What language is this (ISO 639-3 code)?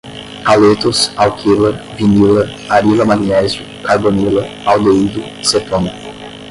por